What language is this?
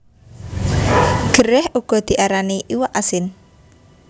Javanese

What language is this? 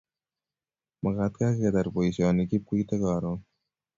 Kalenjin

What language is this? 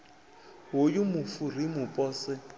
Venda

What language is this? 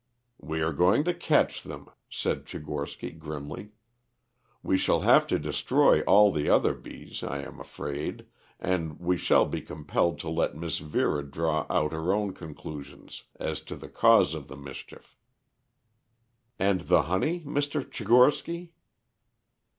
English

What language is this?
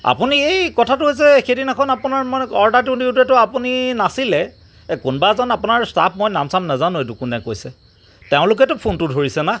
Assamese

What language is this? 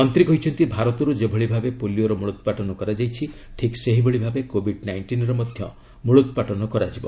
Odia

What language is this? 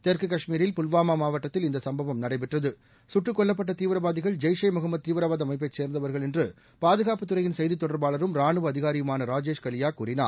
Tamil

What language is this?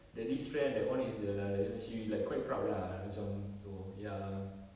English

